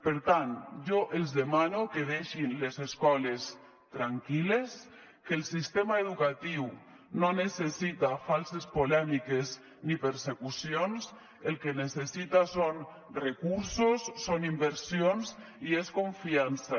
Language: Catalan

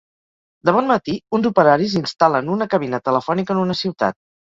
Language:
Catalan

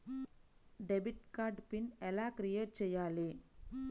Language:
Telugu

